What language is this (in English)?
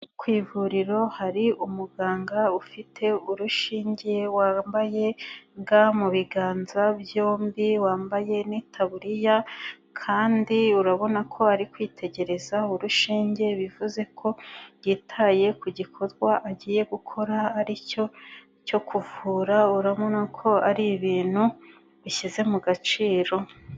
Kinyarwanda